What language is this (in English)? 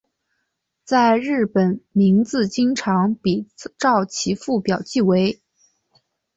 Chinese